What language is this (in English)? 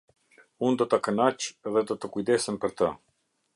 Albanian